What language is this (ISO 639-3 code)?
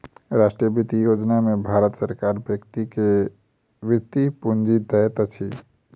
mai